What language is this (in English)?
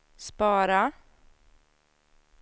Swedish